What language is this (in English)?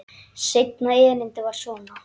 Icelandic